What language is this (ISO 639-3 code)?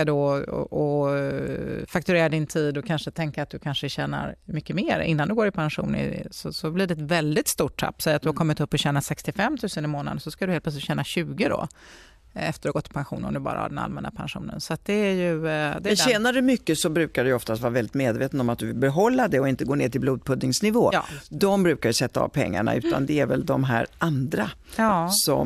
swe